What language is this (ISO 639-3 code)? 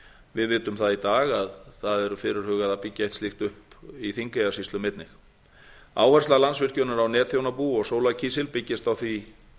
isl